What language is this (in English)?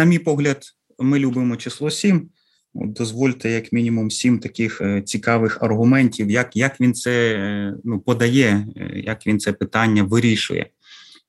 Ukrainian